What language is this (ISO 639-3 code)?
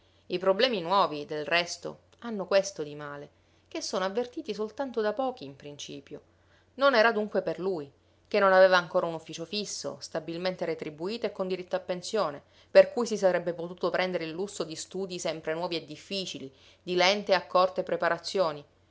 ita